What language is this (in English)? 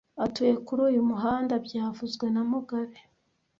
Kinyarwanda